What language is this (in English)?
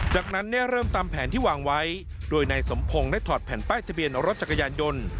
Thai